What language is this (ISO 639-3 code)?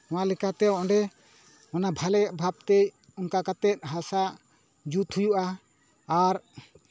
sat